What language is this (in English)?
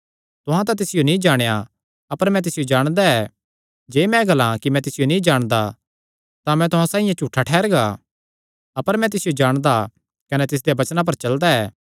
Kangri